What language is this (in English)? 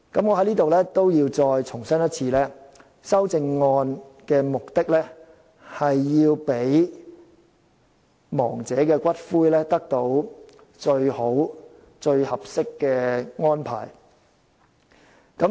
Cantonese